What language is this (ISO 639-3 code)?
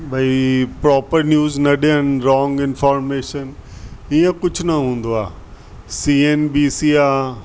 snd